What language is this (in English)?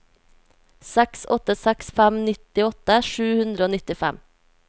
Norwegian